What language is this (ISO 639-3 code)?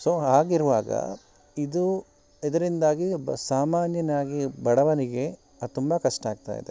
kan